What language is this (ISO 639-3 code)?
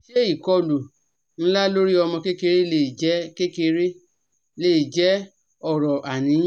yor